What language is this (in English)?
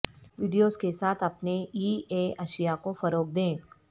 Urdu